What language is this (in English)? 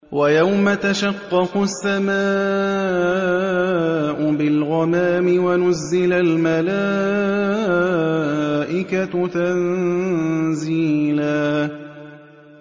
Arabic